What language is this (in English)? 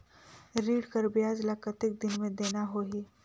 Chhattisgarhi